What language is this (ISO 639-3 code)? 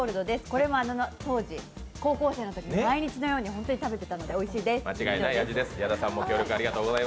jpn